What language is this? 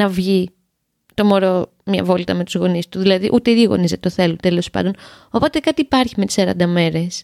Greek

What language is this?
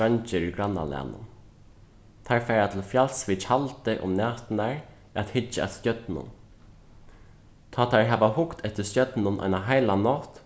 Faroese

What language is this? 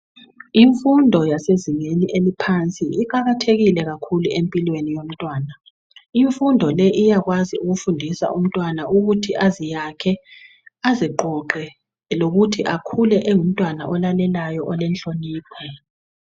North Ndebele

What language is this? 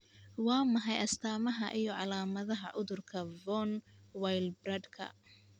Somali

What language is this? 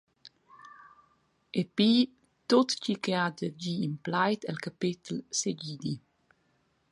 Romansh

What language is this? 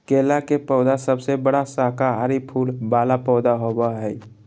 Magahi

